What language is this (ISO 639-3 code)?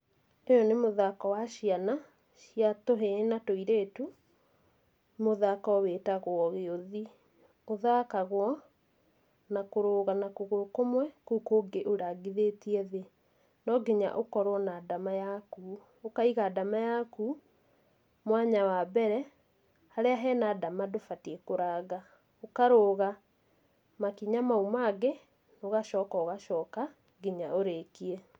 kik